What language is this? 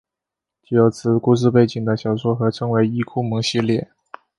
Chinese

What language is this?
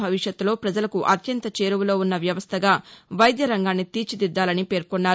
Telugu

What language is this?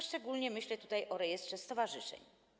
Polish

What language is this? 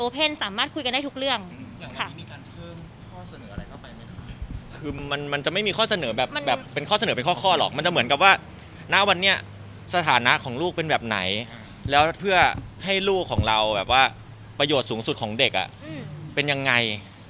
Thai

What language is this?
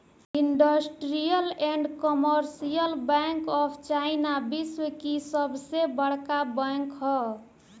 Bhojpuri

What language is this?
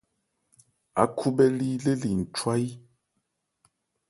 Ebrié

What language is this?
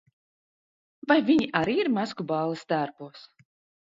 Latvian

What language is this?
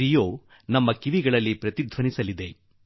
Kannada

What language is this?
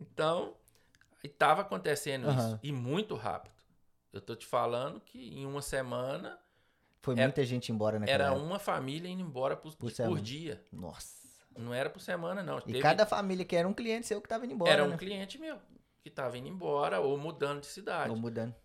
Portuguese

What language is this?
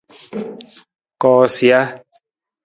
Nawdm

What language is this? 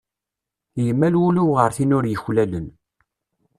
Kabyle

